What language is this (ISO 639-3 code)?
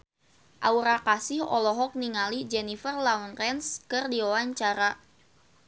sun